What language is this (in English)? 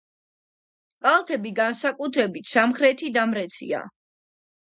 Georgian